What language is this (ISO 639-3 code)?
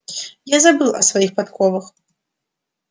rus